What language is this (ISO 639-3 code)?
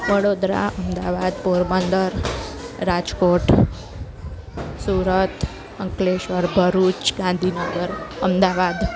guj